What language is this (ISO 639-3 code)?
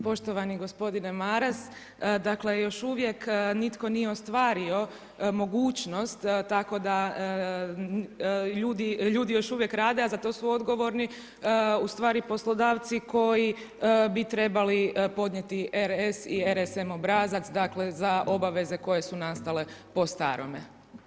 hrv